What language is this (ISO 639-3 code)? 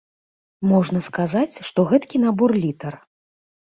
bel